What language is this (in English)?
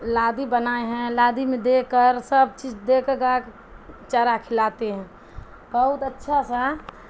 Urdu